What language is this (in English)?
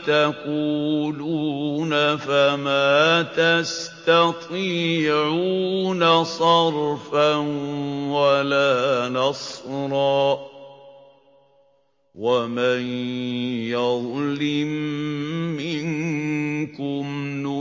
Arabic